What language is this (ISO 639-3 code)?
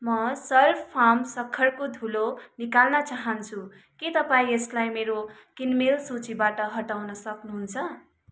nep